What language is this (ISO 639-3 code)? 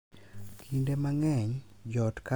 luo